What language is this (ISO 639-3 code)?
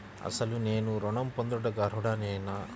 tel